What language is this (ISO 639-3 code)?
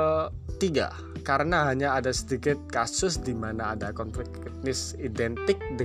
ind